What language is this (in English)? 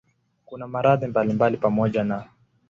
Swahili